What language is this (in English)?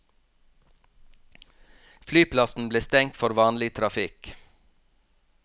Norwegian